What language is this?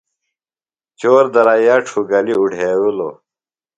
Phalura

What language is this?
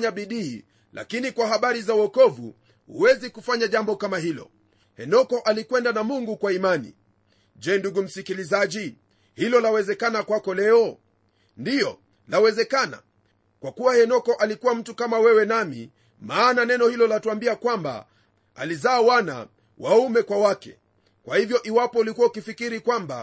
Swahili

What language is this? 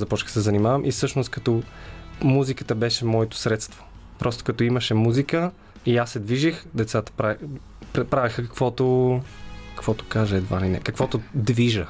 Bulgarian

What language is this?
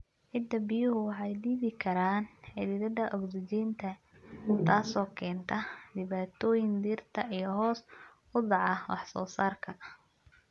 Somali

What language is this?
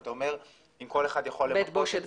Hebrew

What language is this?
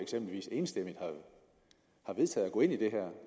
Danish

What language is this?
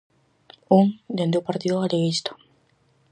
Galician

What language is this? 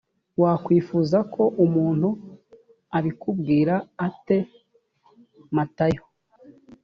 Kinyarwanda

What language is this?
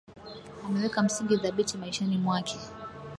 Swahili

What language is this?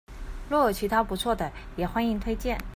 Chinese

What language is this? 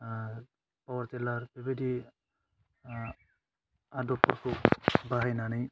Bodo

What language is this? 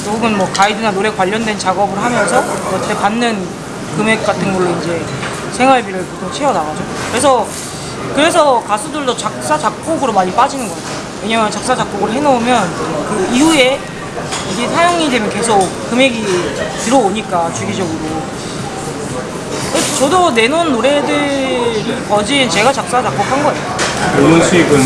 Korean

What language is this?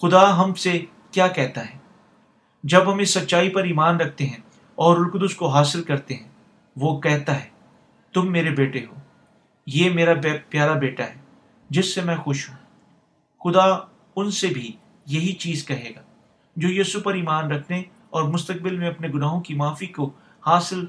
Urdu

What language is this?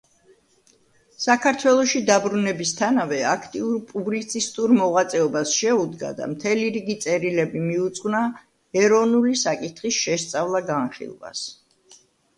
Georgian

